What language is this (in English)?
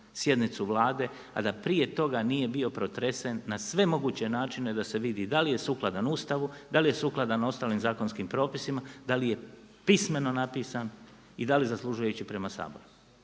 Croatian